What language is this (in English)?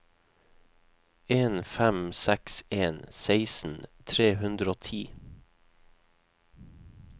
Norwegian